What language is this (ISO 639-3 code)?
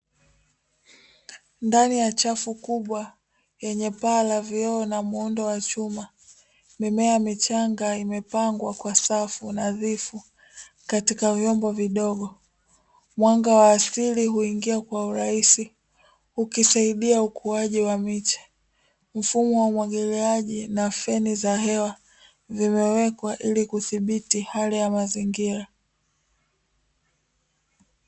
swa